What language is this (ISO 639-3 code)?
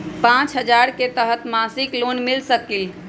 mag